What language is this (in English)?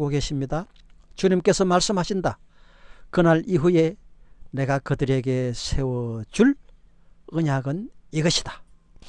Korean